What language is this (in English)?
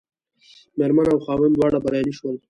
Pashto